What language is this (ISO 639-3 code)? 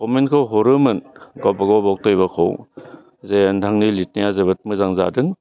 brx